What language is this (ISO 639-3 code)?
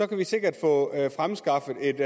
dan